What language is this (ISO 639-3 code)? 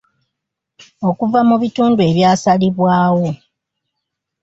lug